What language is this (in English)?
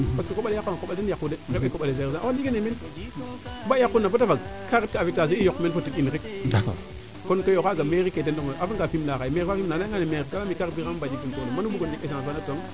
Serer